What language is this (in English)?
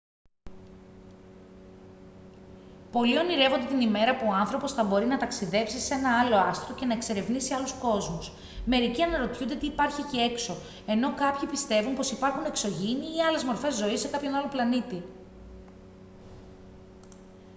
Greek